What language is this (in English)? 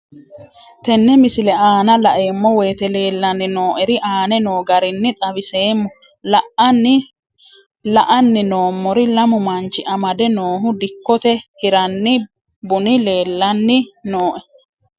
Sidamo